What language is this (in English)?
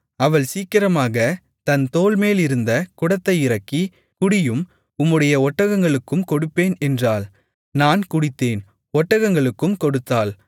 Tamil